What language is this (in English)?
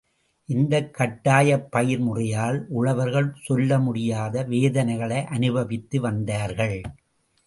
Tamil